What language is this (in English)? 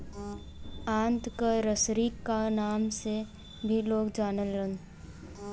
Bhojpuri